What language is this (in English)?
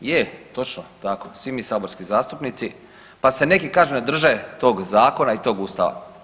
Croatian